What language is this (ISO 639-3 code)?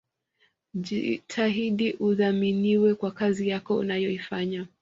swa